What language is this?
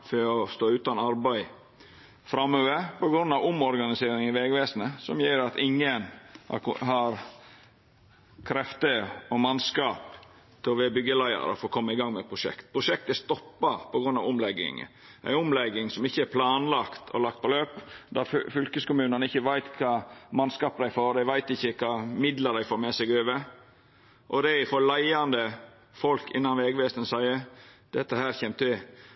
Norwegian Nynorsk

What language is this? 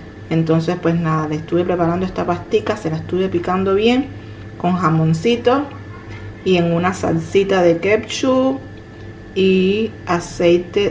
Spanish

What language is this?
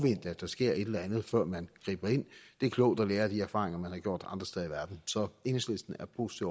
Danish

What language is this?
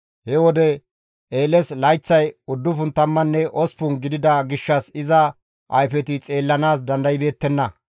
Gamo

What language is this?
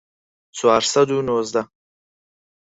Central Kurdish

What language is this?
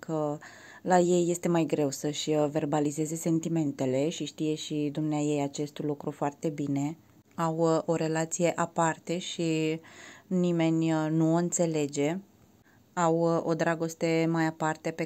Romanian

